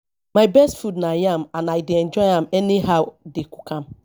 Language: Nigerian Pidgin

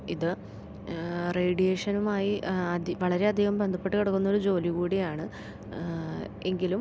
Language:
Malayalam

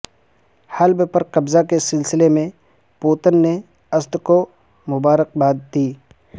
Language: Urdu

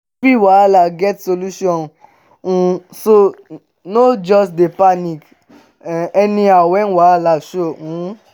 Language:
Nigerian Pidgin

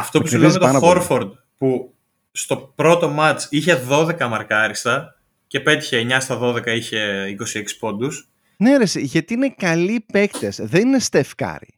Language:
Greek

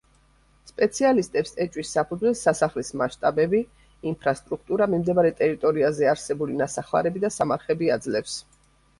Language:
Georgian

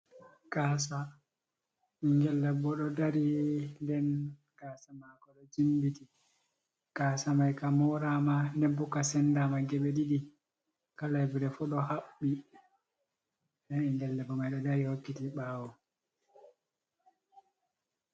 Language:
Fula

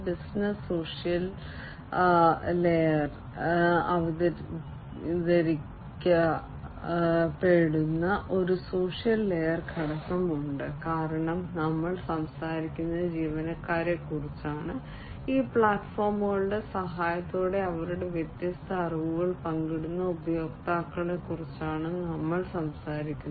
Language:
Malayalam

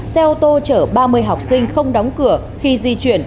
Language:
Vietnamese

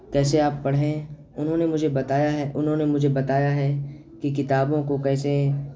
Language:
Urdu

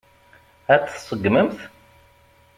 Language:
Kabyle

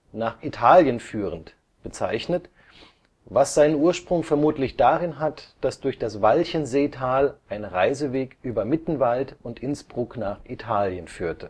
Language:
German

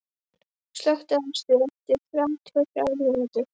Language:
Icelandic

